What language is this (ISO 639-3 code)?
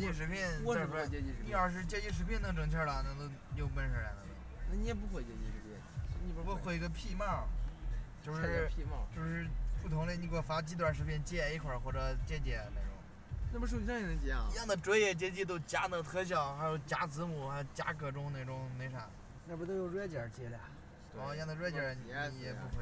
zho